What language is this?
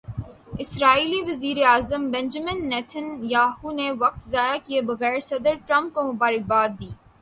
Urdu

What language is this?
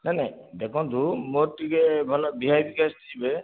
Odia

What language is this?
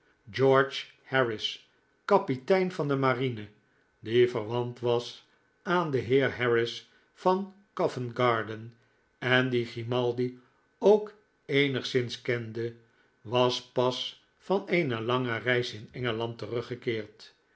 Dutch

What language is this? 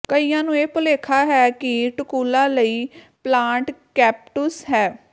Punjabi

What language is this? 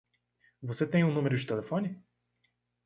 Portuguese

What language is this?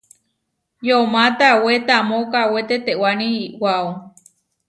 Huarijio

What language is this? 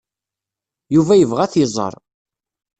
Kabyle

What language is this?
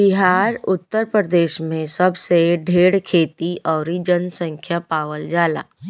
Bhojpuri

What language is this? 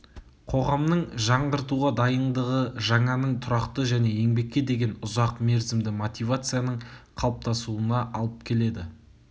Kazakh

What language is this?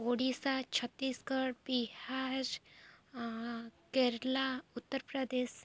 Odia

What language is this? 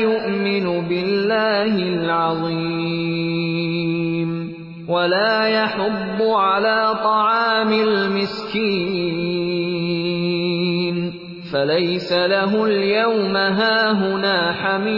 Urdu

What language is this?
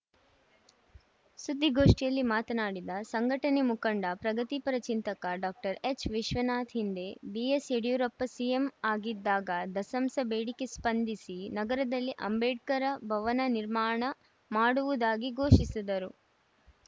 Kannada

